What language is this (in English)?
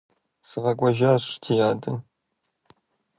Kabardian